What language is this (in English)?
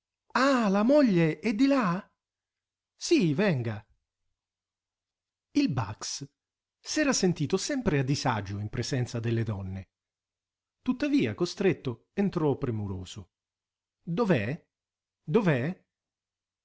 Italian